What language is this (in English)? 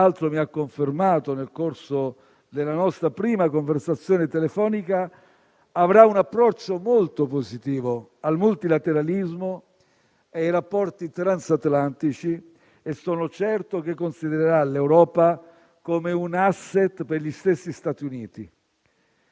Italian